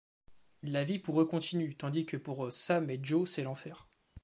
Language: French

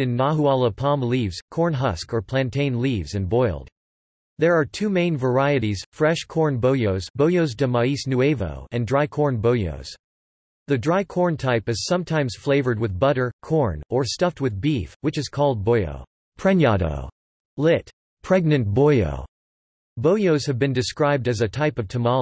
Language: English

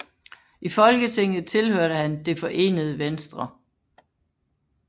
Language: Danish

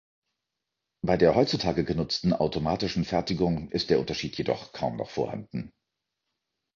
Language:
German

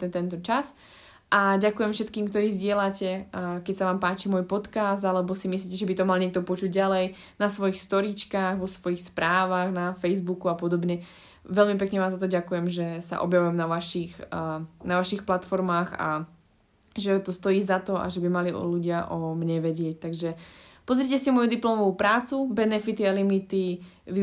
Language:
Slovak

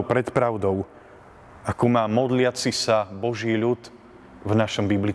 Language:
Slovak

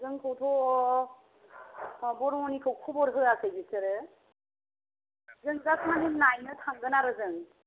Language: Bodo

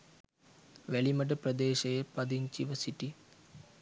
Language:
Sinhala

